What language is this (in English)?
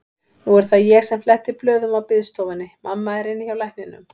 Icelandic